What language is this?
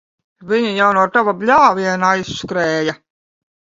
Latvian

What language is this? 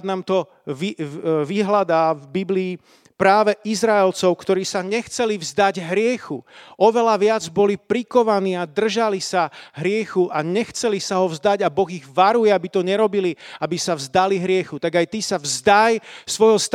Slovak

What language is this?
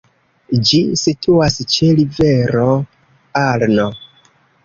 Esperanto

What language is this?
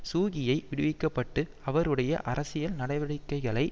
Tamil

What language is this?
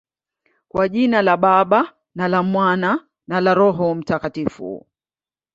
Swahili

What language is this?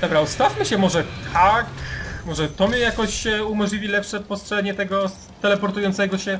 Polish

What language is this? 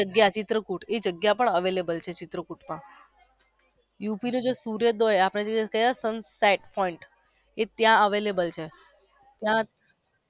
Gujarati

